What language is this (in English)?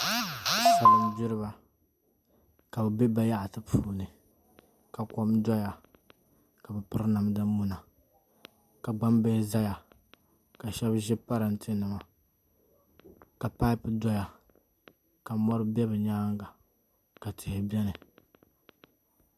Dagbani